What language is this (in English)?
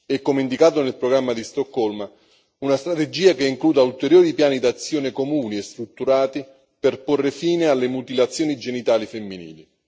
Italian